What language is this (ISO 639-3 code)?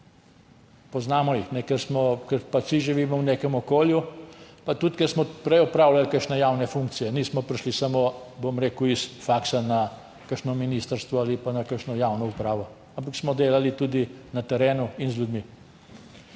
slv